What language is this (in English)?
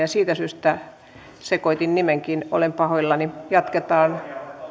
Finnish